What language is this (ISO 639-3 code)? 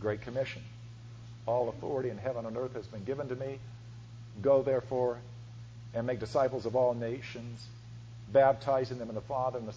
eng